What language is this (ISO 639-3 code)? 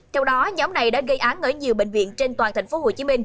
vie